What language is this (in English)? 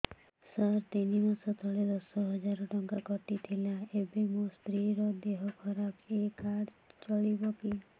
Odia